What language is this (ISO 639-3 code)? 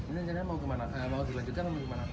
ind